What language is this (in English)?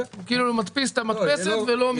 Hebrew